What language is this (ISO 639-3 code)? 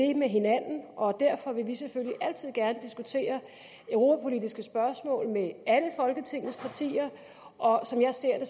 dan